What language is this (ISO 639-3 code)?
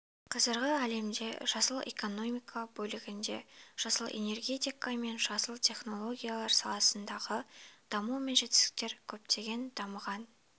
kaz